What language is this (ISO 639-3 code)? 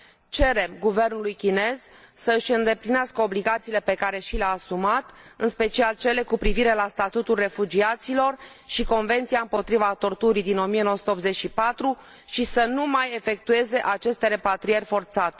ron